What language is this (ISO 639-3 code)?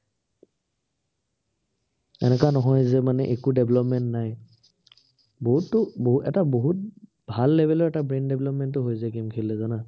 asm